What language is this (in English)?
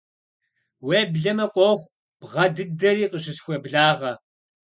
Kabardian